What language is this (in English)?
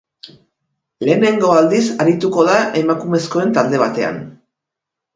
Basque